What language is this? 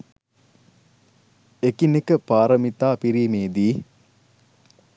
Sinhala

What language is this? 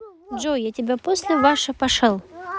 Russian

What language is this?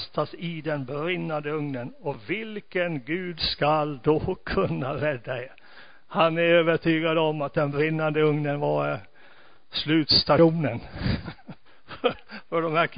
Swedish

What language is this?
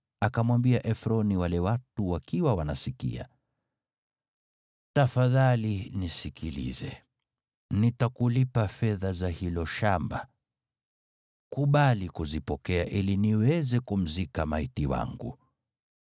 Swahili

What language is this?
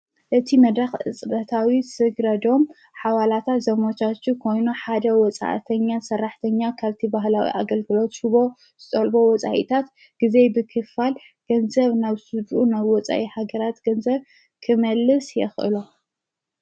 Tigrinya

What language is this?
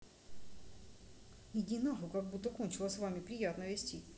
Russian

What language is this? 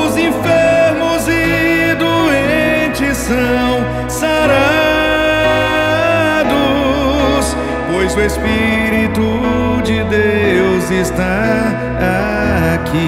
Romanian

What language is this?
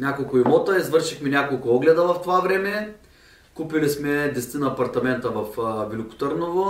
Bulgarian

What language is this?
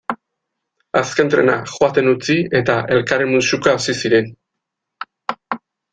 Basque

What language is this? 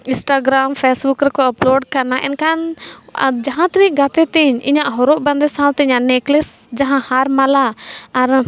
Santali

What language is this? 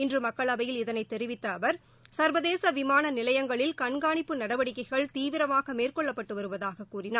Tamil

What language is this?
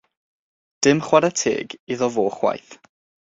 Welsh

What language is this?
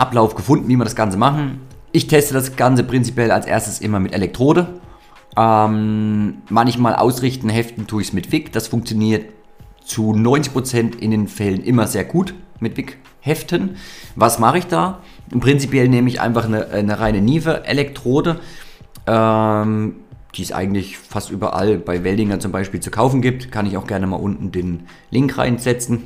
German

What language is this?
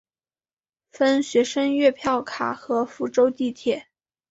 Chinese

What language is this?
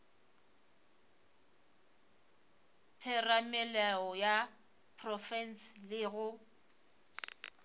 Northern Sotho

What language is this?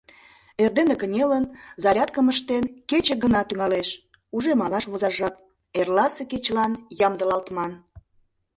Mari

